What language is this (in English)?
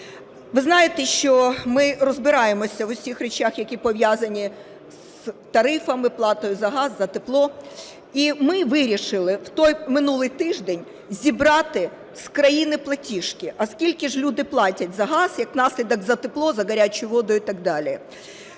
Ukrainian